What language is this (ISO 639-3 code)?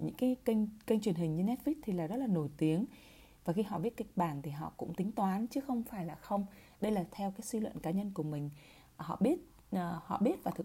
vie